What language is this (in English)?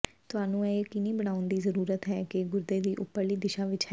Punjabi